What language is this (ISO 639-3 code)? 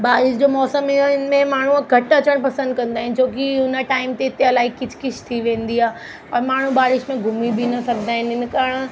snd